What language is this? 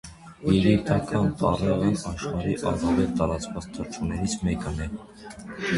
Armenian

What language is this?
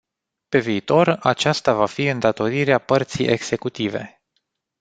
Romanian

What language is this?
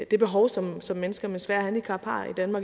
Danish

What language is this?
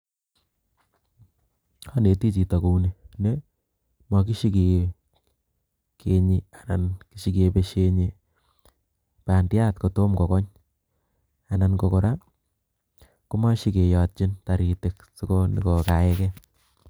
Kalenjin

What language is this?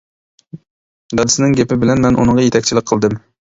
Uyghur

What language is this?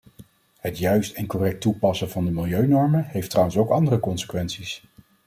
Dutch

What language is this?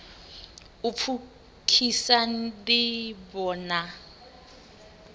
Venda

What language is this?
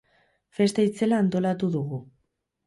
Basque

